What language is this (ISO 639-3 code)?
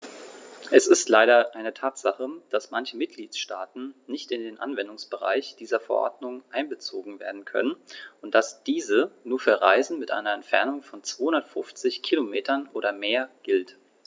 deu